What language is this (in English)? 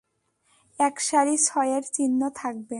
Bangla